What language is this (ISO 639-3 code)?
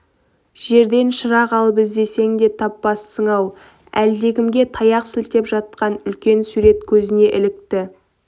kaz